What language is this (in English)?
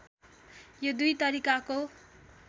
Nepali